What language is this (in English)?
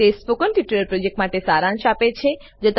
Gujarati